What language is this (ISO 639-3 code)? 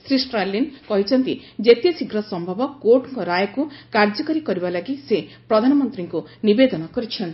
ori